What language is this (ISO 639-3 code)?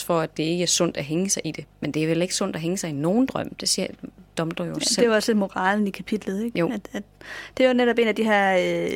dan